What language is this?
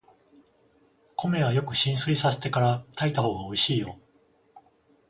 Japanese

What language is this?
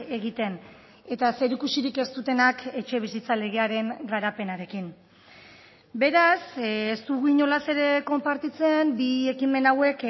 Basque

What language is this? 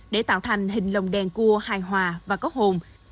Vietnamese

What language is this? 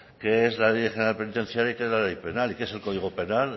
Spanish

